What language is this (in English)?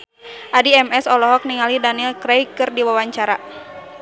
Sundanese